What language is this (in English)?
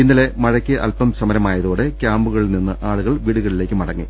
Malayalam